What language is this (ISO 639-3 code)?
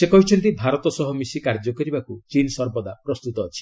ori